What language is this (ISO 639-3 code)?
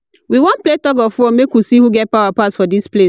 pcm